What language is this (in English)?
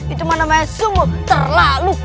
Indonesian